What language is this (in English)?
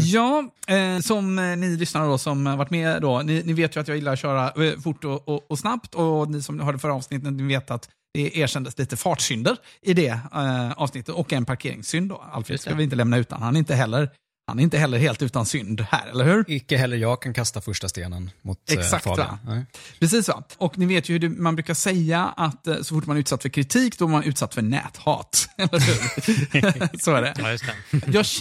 Swedish